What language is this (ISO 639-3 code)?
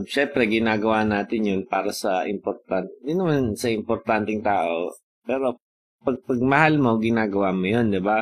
fil